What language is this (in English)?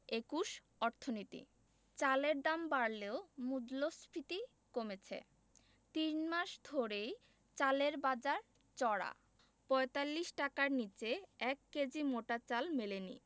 Bangla